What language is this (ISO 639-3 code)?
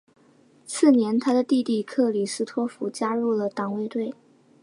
zho